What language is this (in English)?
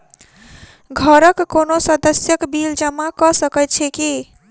Maithili